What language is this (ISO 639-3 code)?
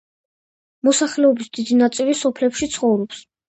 kat